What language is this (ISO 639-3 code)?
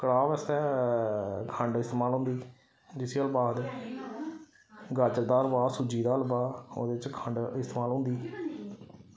doi